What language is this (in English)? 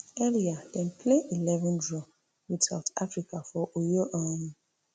Nigerian Pidgin